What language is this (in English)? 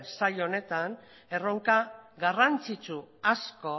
Basque